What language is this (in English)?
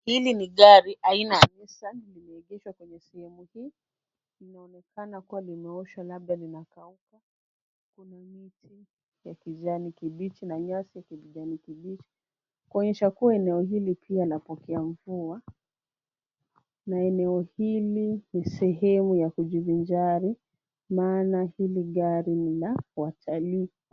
Swahili